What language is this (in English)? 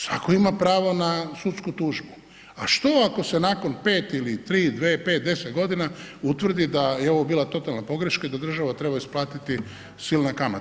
Croatian